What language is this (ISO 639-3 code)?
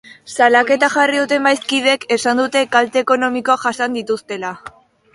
eus